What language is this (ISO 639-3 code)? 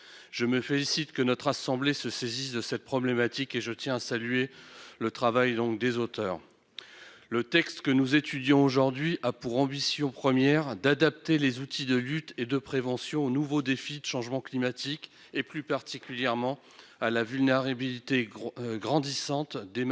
fra